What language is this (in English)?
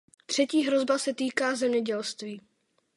Czech